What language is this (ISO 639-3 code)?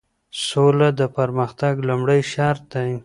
pus